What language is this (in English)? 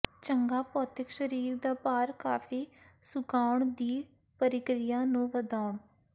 Punjabi